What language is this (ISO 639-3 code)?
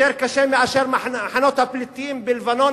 heb